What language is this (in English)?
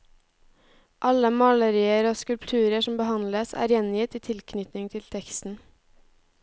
Norwegian